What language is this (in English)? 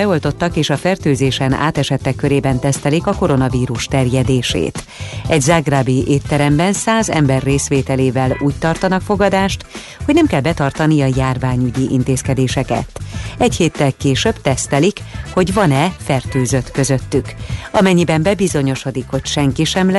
Hungarian